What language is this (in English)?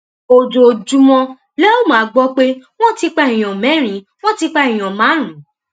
Yoruba